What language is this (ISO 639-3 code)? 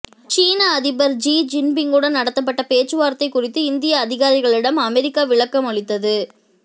tam